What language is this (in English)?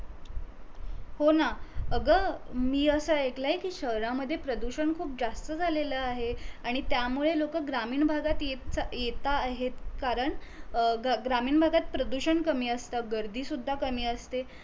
Marathi